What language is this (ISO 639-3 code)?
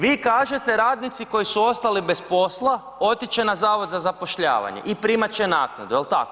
hrv